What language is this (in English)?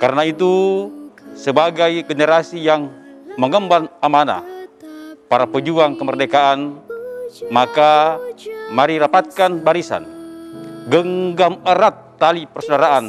Indonesian